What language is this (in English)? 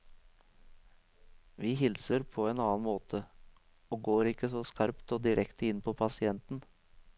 Norwegian